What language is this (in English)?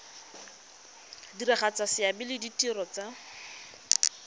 Tswana